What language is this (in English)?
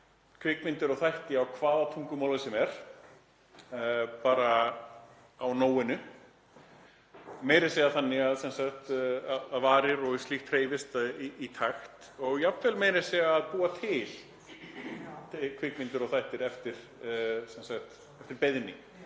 Icelandic